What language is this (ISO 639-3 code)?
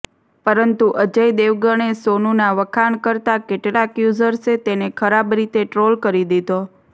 guj